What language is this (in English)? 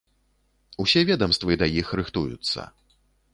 Belarusian